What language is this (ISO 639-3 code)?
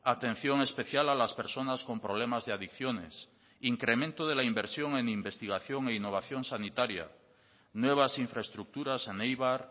spa